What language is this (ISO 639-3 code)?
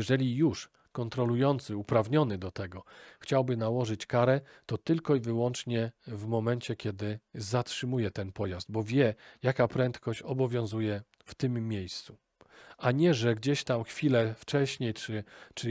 pol